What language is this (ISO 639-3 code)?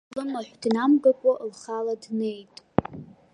abk